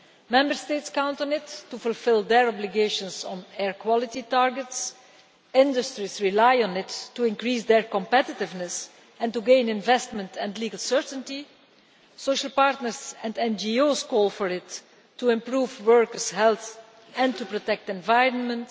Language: English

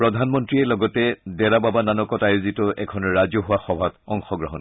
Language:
Assamese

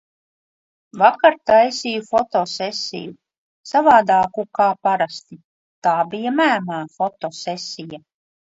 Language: Latvian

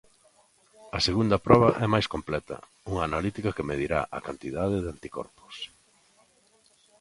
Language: Galician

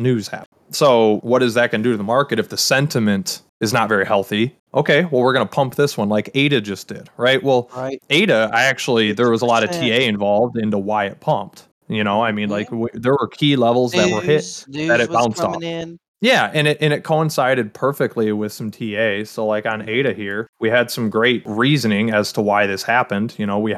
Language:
English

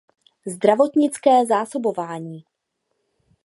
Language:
Czech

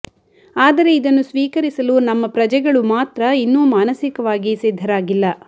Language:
Kannada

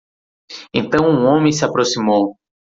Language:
Portuguese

